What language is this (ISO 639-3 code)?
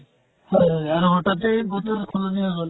asm